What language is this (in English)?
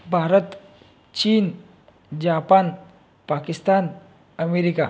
Marathi